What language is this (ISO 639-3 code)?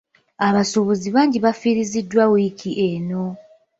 lug